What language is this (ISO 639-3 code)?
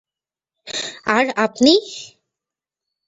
ben